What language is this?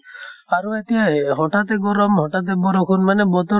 Assamese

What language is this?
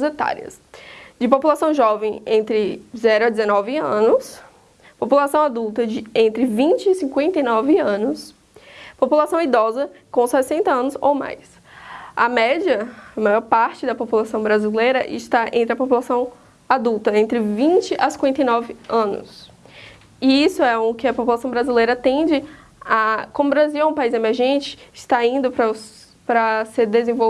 Portuguese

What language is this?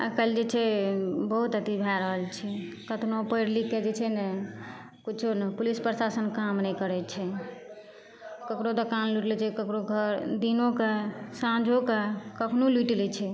Maithili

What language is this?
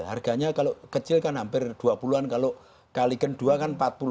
Indonesian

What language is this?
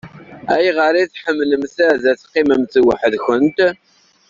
Kabyle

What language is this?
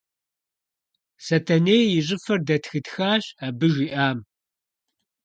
Kabardian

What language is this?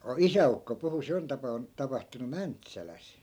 Finnish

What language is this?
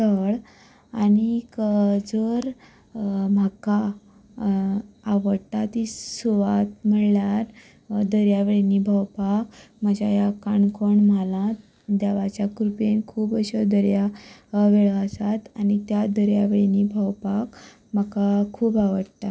Konkani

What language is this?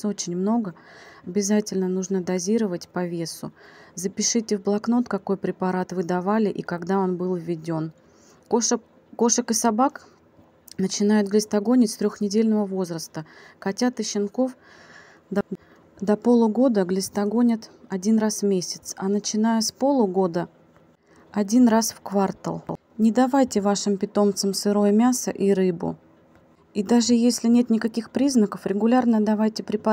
Russian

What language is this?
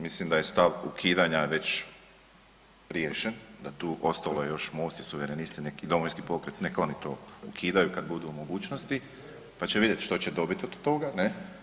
Croatian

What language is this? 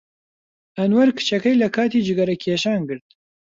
Central Kurdish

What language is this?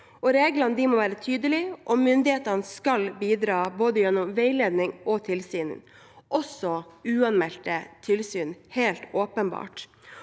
Norwegian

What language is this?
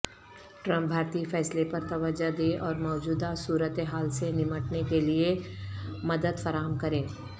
Urdu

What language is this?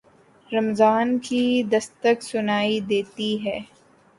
Urdu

